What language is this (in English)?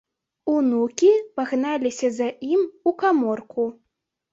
Belarusian